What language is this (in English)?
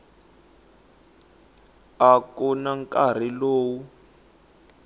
Tsonga